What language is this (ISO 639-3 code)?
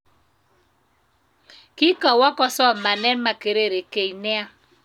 kln